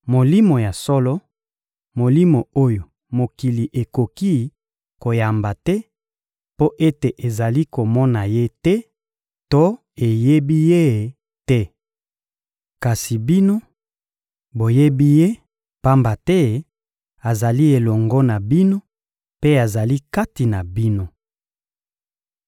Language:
Lingala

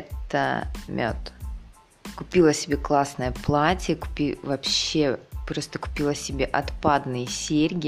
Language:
Russian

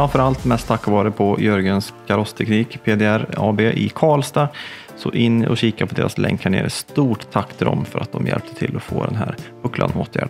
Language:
Swedish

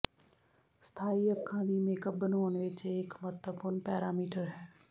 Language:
Punjabi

